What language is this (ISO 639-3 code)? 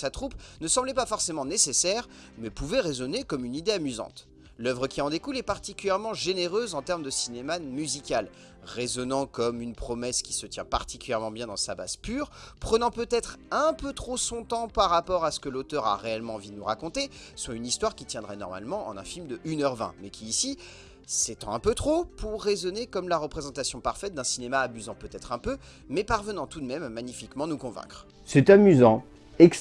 fra